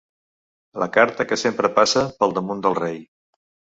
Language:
Catalan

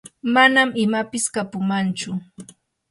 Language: Yanahuanca Pasco Quechua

